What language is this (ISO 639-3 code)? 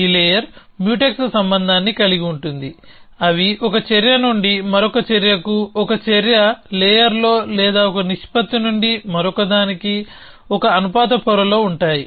tel